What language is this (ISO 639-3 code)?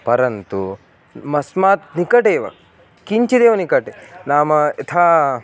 san